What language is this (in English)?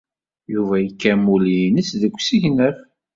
Kabyle